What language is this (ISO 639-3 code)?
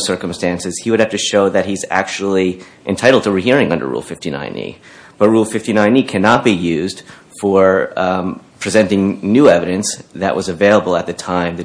eng